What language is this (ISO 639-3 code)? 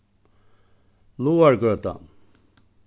fao